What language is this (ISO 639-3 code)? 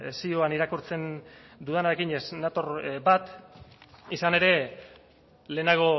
eus